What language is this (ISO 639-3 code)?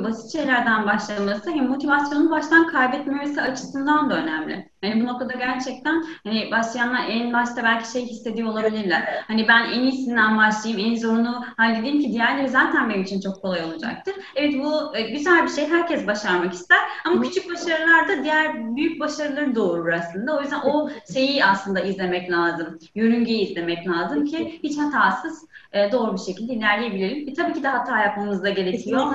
tur